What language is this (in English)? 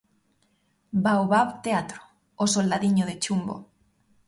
Galician